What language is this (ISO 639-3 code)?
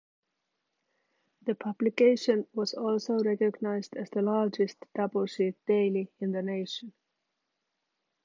eng